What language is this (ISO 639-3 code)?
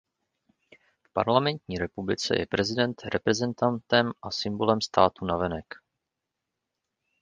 ces